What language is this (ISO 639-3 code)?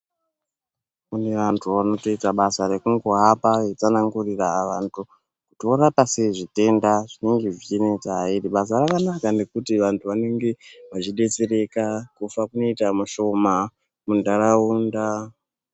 ndc